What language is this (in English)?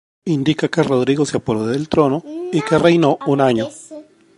Spanish